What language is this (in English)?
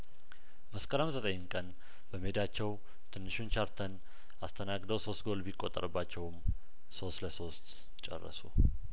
Amharic